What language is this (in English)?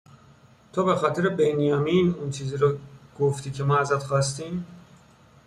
Persian